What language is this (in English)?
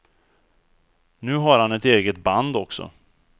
Swedish